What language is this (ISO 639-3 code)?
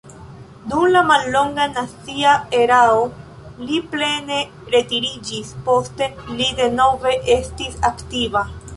epo